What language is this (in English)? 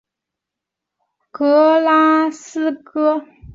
Chinese